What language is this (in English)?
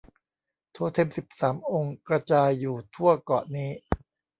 Thai